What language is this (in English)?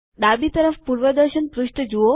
Gujarati